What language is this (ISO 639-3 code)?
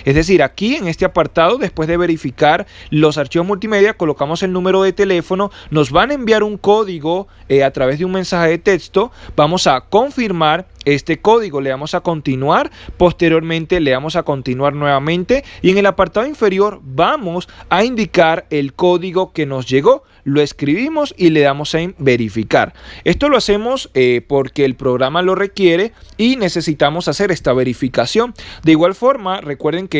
spa